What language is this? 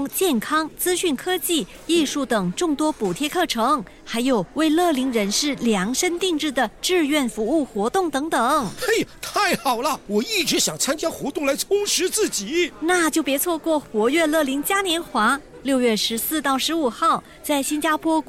Chinese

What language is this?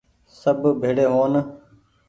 Goaria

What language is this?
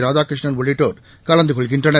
Tamil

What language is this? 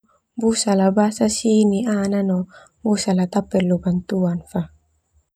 Termanu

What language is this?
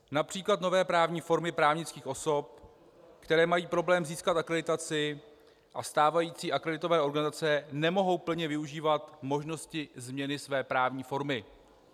Czech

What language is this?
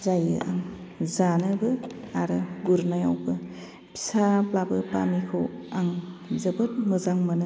Bodo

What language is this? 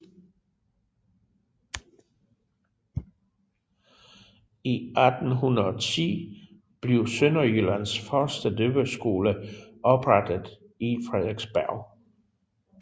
Danish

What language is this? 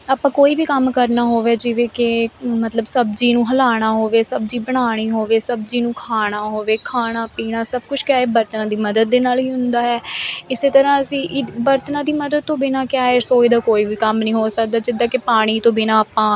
Punjabi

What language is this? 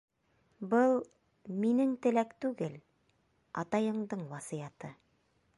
Bashkir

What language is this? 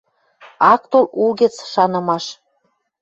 Western Mari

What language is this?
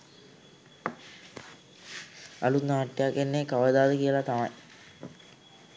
Sinhala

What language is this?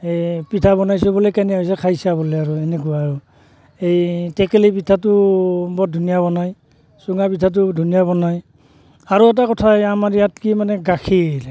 Assamese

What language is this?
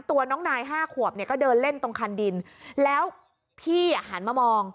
Thai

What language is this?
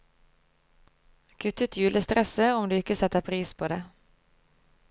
Norwegian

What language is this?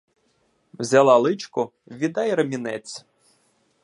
Ukrainian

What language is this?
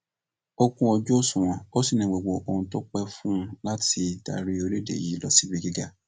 Yoruba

